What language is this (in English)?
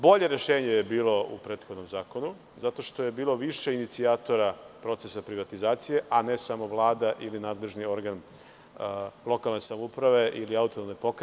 Serbian